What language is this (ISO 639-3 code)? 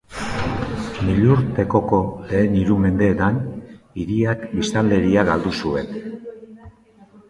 eus